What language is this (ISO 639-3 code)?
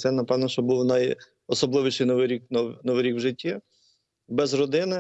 ukr